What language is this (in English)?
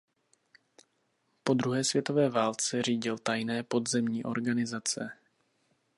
Czech